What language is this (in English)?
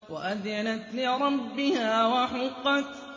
Arabic